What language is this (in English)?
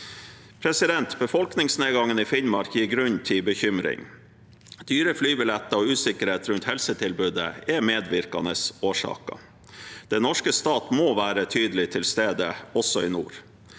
Norwegian